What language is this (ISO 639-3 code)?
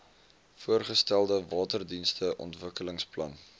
afr